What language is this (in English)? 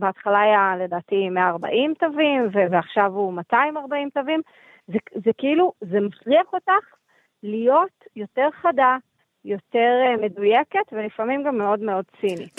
Hebrew